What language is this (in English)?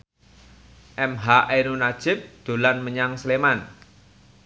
Javanese